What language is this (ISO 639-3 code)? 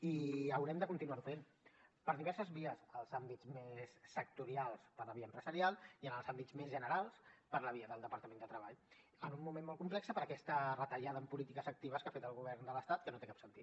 cat